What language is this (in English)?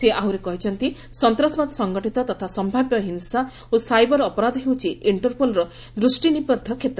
Odia